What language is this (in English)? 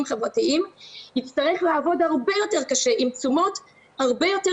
Hebrew